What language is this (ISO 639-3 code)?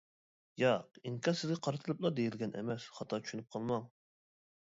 uig